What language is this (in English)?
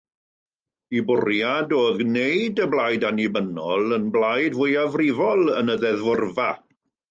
Welsh